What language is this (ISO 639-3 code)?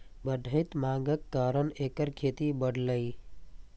mai